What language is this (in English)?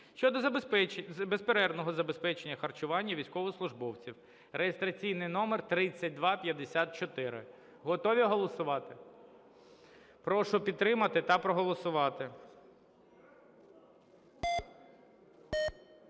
Ukrainian